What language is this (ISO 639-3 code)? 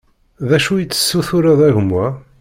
kab